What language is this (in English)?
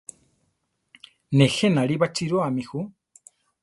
Central Tarahumara